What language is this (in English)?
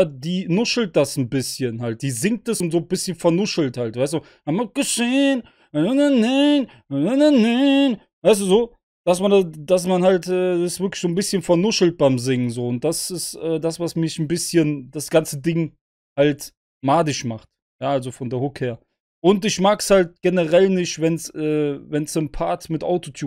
German